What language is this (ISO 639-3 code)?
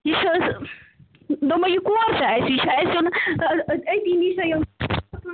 kas